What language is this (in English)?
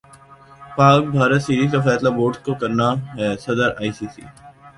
Urdu